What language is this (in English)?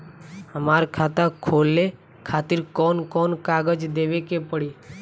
Bhojpuri